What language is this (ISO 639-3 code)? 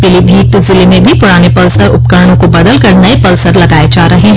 hin